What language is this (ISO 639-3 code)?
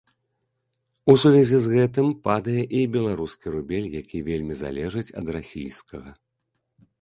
bel